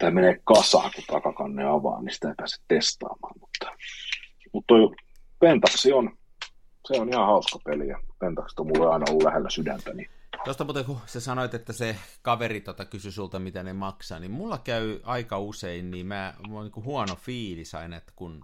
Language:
Finnish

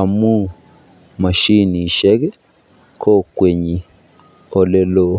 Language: Kalenjin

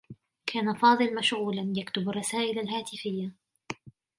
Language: Arabic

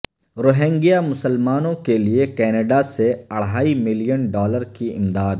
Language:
Urdu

